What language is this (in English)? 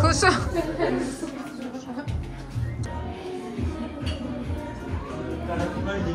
Turkish